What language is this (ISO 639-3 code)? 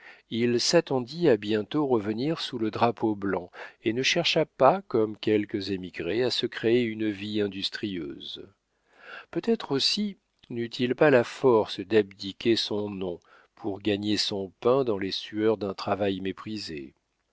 fra